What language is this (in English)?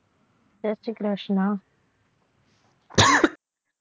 Gujarati